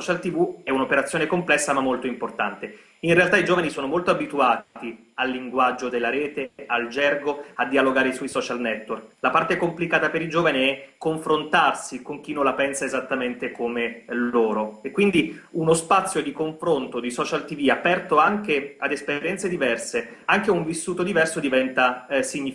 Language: Italian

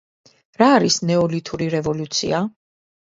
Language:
Georgian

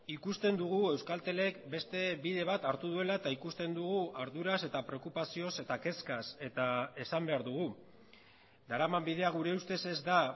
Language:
Basque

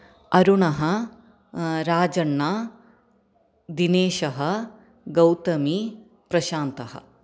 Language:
Sanskrit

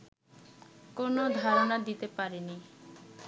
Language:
Bangla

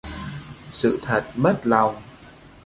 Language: Vietnamese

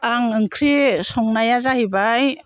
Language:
Bodo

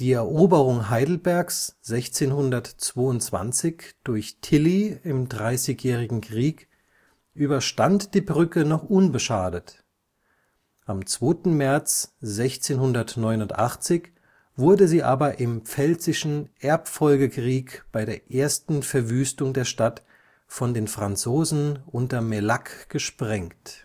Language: German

